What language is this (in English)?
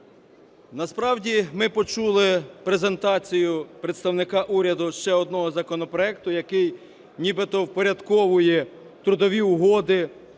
Ukrainian